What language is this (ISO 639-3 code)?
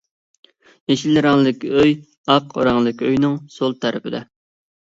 uig